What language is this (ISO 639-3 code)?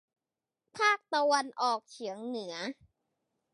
tha